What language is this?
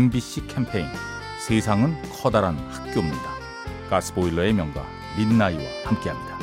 Korean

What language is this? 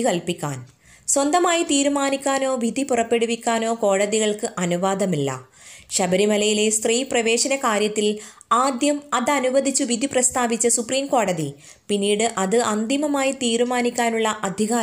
Malayalam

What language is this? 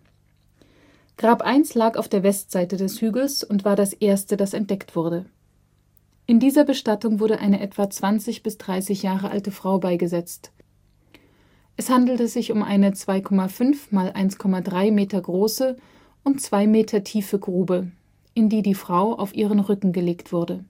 German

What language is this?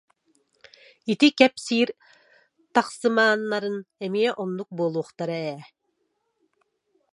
Yakut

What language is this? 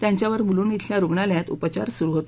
Marathi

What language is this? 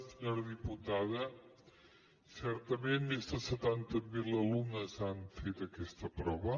Catalan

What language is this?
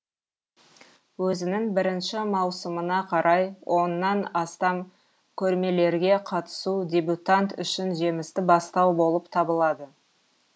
Kazakh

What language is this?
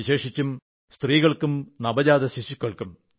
Malayalam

